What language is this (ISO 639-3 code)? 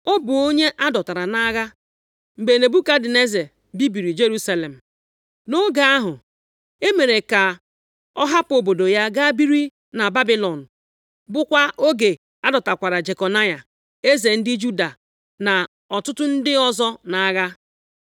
ibo